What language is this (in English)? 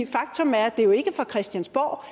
Danish